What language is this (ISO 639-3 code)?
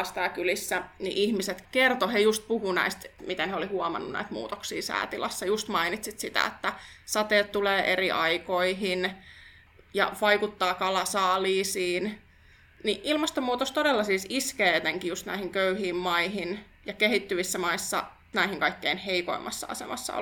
fin